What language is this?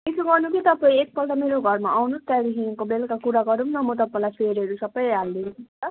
Nepali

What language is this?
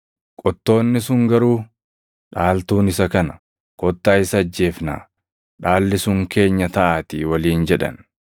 Oromo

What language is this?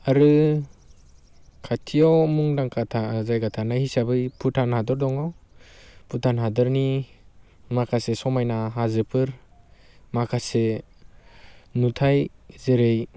Bodo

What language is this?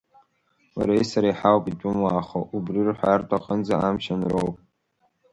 Abkhazian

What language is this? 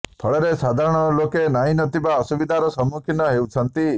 Odia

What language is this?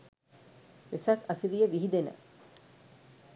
Sinhala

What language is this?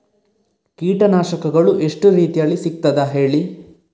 Kannada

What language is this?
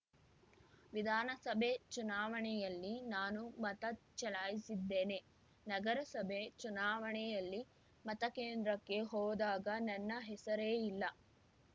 Kannada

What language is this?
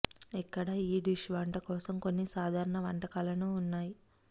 Telugu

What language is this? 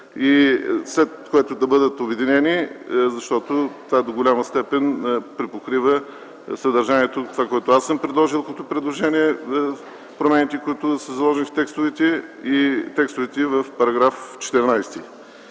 Bulgarian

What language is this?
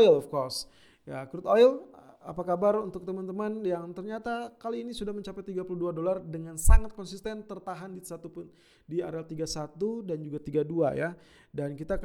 Indonesian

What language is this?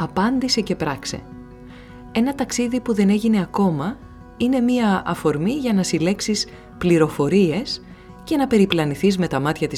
Greek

